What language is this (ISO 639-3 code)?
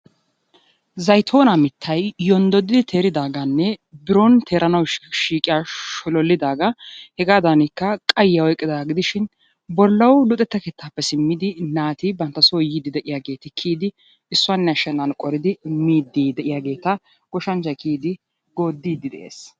wal